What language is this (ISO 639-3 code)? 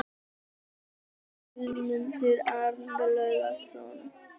isl